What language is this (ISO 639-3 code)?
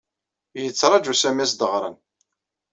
kab